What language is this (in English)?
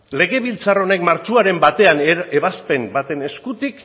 Basque